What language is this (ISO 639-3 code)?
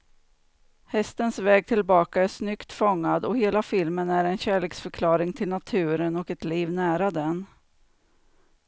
swe